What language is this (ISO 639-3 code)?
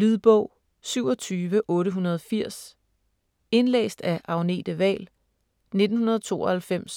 dan